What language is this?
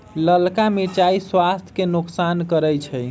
Magahi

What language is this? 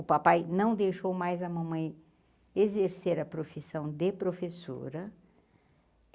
Portuguese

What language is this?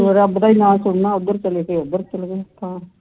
Punjabi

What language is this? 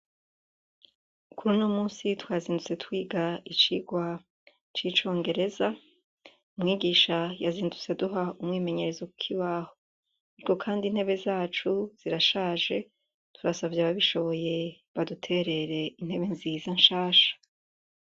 Rundi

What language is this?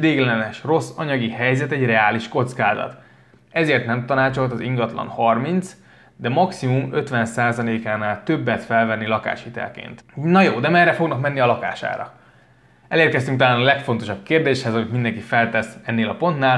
Hungarian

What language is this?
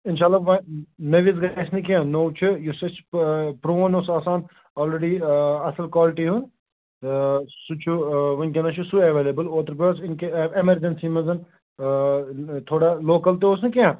Kashmiri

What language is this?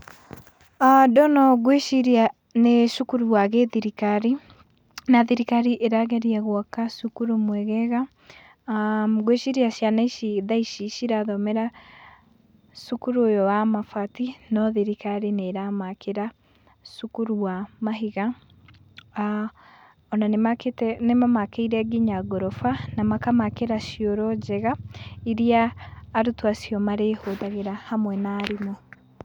Kikuyu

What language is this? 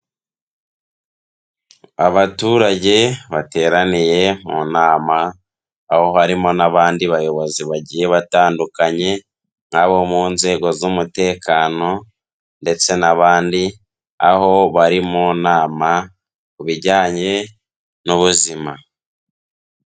Kinyarwanda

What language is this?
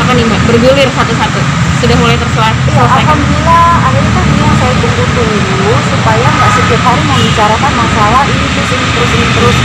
Indonesian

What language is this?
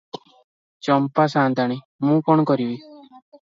Odia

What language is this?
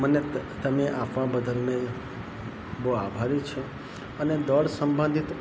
Gujarati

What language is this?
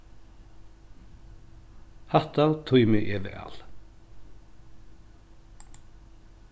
Faroese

